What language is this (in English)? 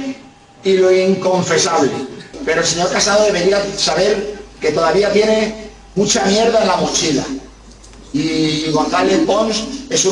Spanish